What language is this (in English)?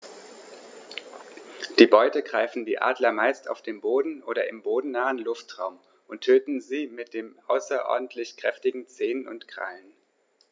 German